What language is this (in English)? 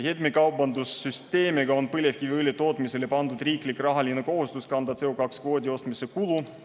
Estonian